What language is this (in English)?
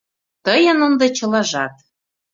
Mari